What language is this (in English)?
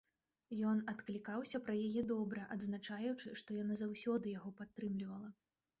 Belarusian